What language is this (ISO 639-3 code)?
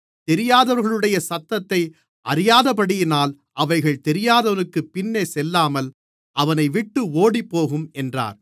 tam